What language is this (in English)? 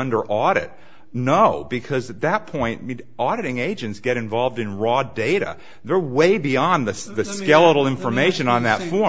English